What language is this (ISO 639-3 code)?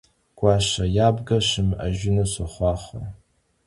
kbd